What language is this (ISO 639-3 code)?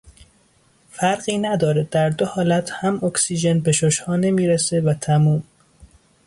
fas